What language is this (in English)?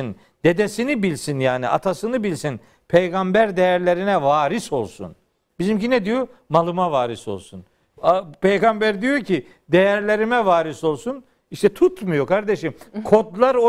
Turkish